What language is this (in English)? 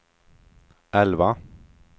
Swedish